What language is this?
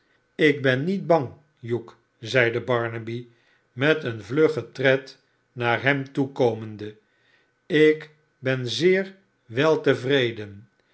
Dutch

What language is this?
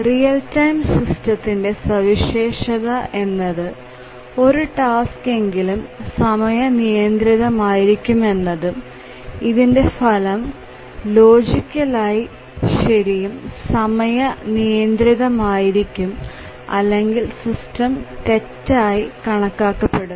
Malayalam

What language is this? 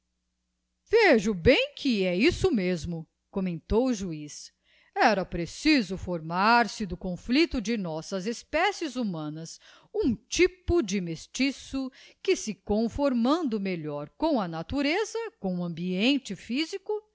Portuguese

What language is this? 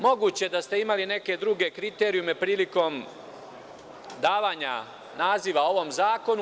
Serbian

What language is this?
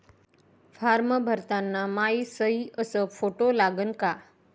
Marathi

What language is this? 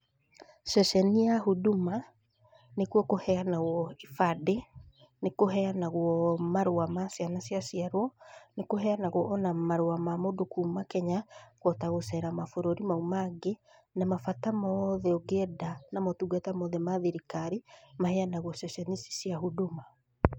Kikuyu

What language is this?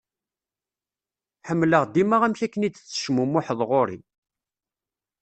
Kabyle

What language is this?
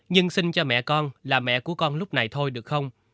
Vietnamese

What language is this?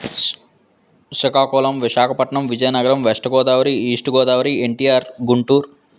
Telugu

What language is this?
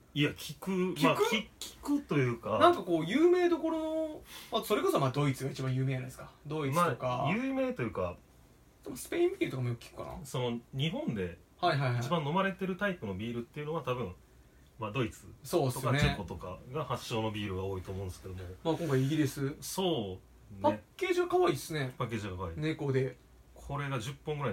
Japanese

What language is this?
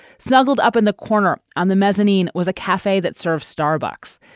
English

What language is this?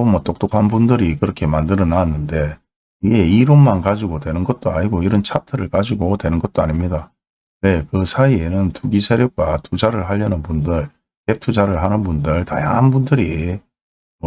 Korean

